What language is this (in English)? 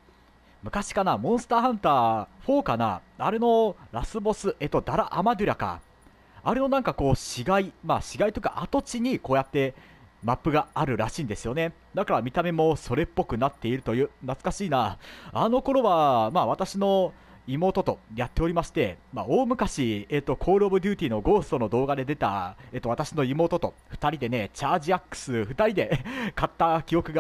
Japanese